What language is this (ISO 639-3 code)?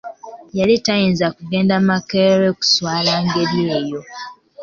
lug